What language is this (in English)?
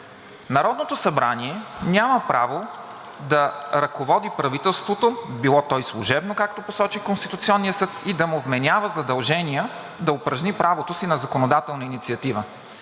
Bulgarian